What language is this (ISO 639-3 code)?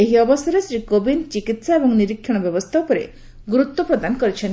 ori